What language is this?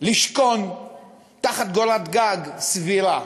Hebrew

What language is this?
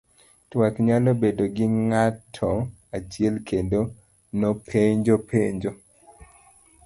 Luo (Kenya and Tanzania)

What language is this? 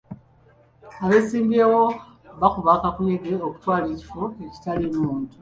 Ganda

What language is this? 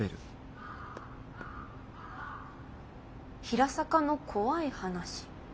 Japanese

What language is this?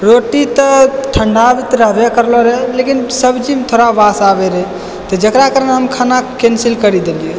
Maithili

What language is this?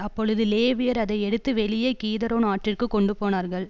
Tamil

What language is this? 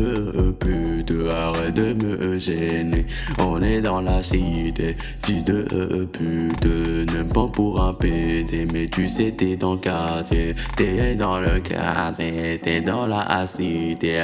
French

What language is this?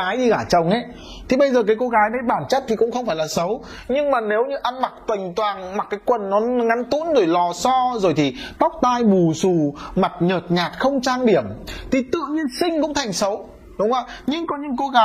Vietnamese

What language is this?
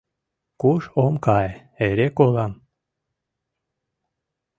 Mari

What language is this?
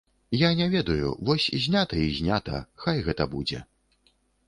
Belarusian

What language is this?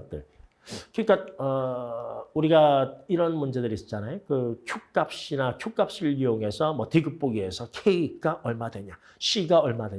Korean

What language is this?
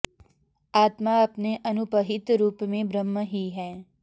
Sanskrit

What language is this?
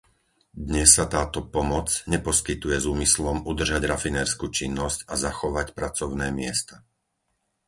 Slovak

